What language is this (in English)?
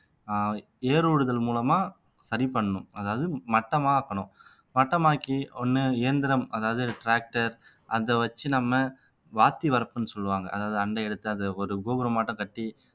Tamil